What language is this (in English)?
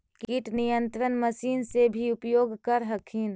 Magahi